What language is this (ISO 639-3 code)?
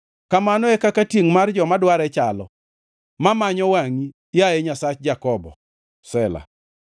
luo